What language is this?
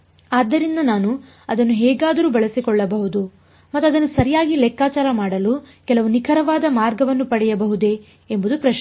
Kannada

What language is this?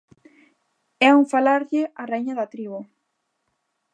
Galician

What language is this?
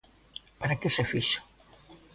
Galician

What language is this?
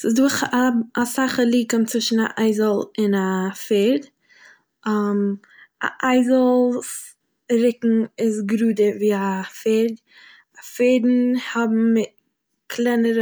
Yiddish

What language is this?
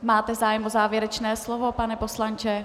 Czech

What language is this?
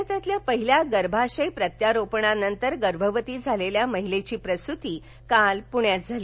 Marathi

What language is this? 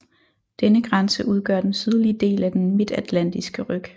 Danish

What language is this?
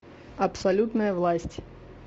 Russian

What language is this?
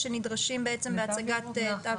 Hebrew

